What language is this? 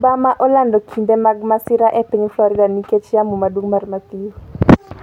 Luo (Kenya and Tanzania)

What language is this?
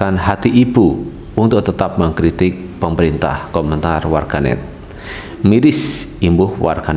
Indonesian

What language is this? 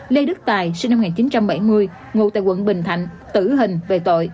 Vietnamese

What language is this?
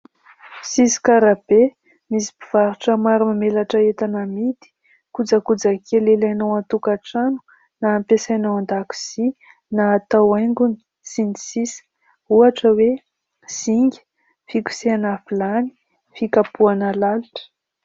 Malagasy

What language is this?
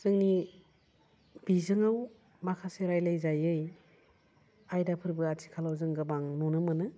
Bodo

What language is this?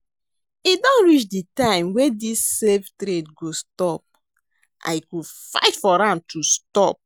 Nigerian Pidgin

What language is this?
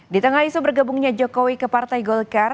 Indonesian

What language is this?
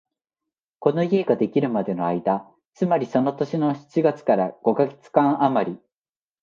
Japanese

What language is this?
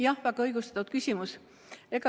Estonian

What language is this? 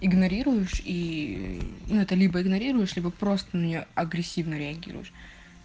Russian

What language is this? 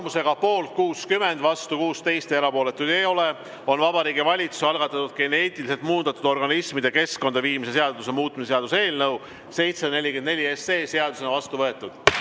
Estonian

